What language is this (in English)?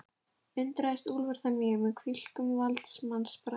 Icelandic